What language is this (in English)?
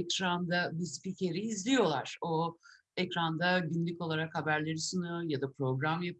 Turkish